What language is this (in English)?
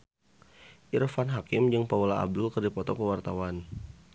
Sundanese